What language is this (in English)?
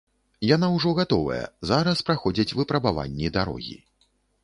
Belarusian